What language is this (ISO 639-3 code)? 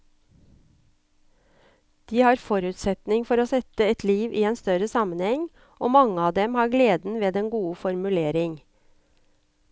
nor